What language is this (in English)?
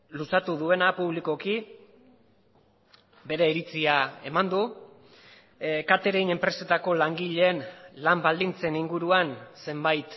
Basque